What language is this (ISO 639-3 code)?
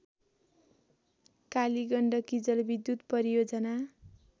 nep